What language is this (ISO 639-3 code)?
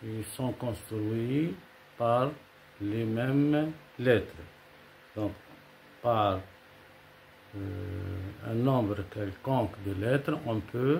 fra